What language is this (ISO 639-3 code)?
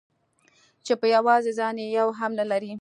pus